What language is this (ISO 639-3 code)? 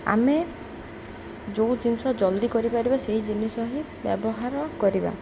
ori